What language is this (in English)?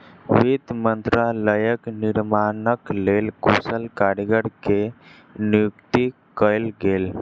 Maithili